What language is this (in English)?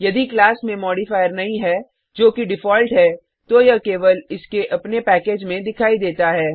Hindi